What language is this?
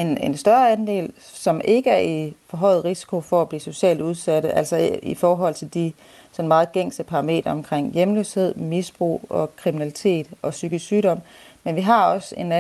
Danish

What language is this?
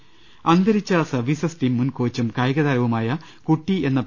Malayalam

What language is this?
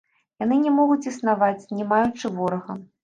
Belarusian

